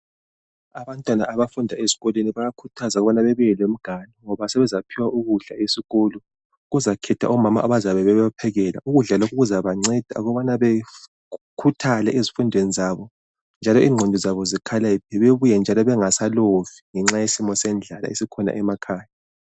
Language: North Ndebele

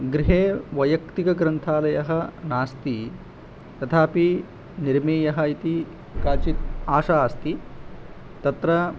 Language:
Sanskrit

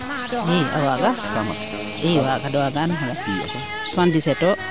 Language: Serer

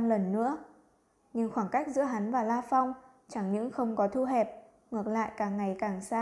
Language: Vietnamese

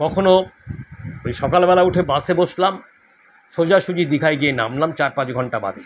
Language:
Bangla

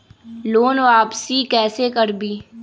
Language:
Magahi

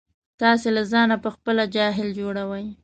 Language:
Pashto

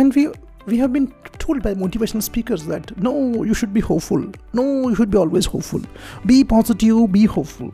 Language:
English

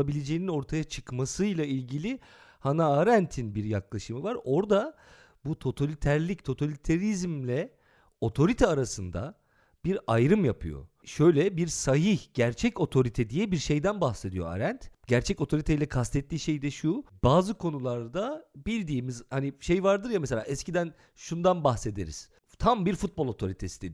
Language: Turkish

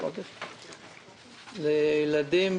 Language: Hebrew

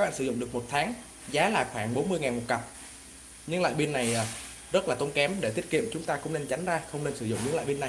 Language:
Vietnamese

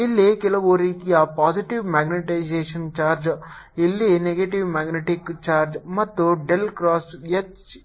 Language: Kannada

